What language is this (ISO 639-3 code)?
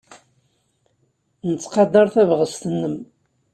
kab